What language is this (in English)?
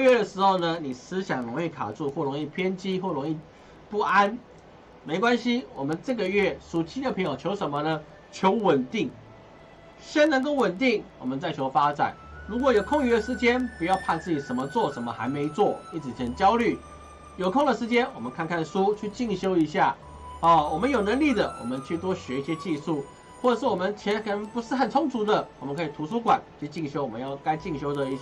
Chinese